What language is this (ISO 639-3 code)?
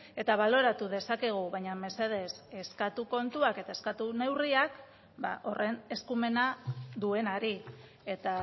eus